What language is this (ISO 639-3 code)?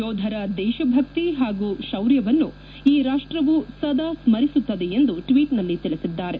kan